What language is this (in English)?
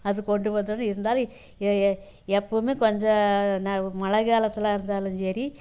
Tamil